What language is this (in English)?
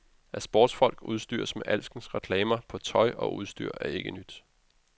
Danish